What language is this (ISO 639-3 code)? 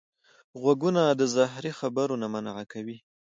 pus